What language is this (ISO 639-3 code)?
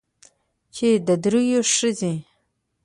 pus